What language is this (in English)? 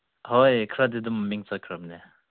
Manipuri